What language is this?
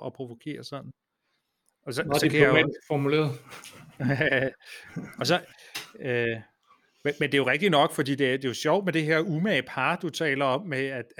Danish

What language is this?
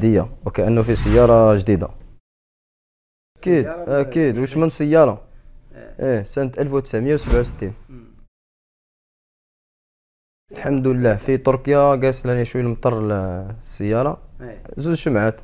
Arabic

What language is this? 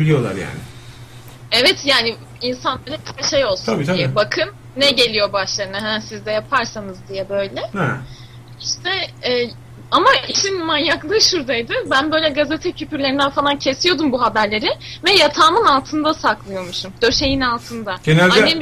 Turkish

